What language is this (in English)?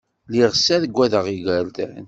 Kabyle